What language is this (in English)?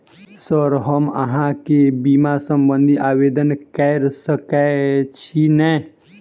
Maithili